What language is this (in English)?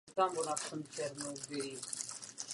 Czech